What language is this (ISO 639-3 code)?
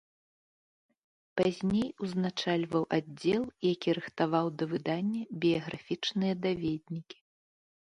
bel